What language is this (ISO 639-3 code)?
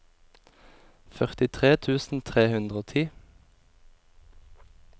nor